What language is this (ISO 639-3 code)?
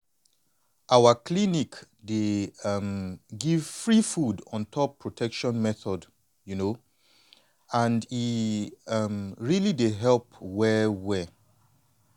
pcm